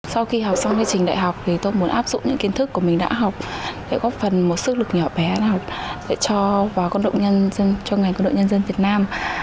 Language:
Vietnamese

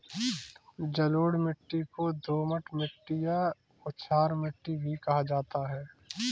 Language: Hindi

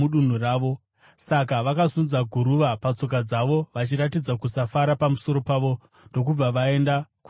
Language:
Shona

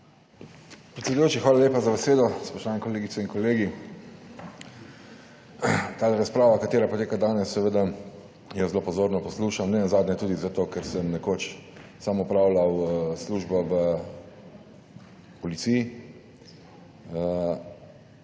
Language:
Slovenian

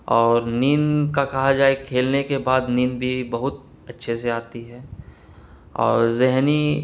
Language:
Urdu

